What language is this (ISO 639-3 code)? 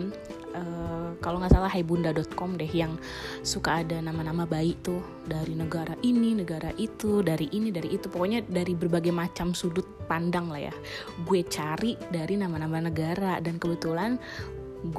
ind